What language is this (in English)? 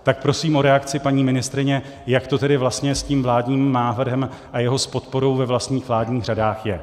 Czech